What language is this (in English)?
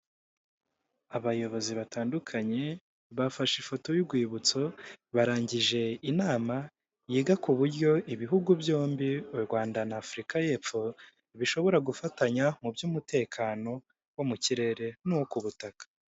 Kinyarwanda